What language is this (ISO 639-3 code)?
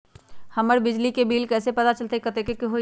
mag